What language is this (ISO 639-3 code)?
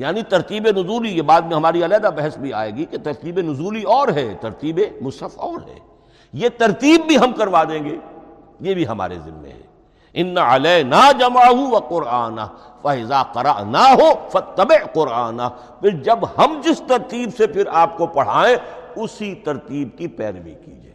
urd